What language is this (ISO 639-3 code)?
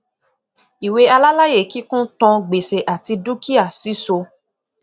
yor